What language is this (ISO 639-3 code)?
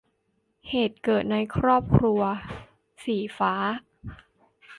tha